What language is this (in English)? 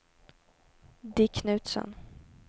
Swedish